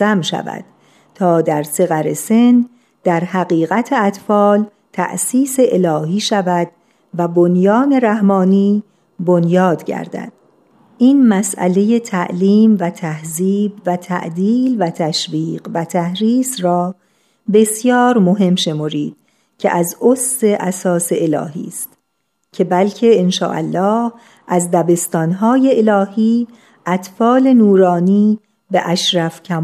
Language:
Persian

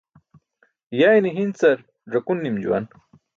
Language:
Burushaski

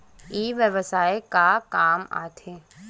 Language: Chhattisgarhi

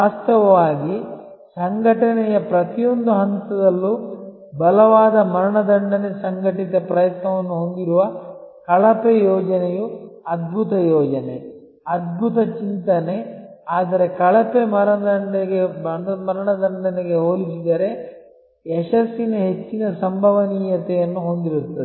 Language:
Kannada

